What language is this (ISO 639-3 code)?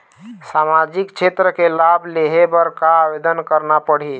hne